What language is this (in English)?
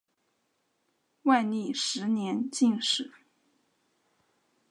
Chinese